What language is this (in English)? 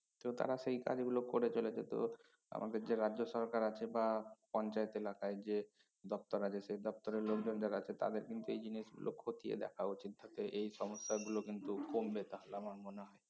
Bangla